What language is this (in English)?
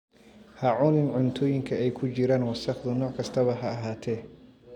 Somali